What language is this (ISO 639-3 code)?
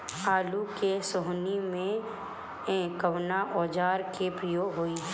bho